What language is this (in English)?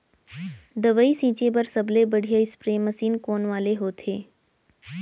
Chhattisgarhi